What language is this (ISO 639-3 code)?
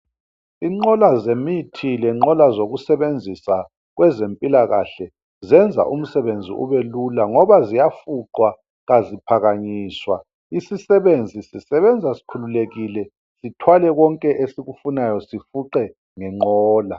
nde